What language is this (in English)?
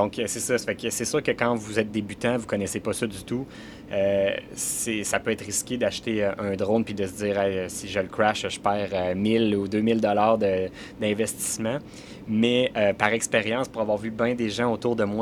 French